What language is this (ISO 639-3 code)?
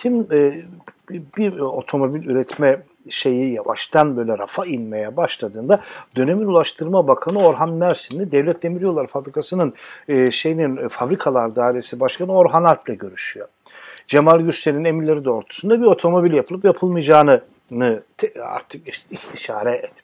tur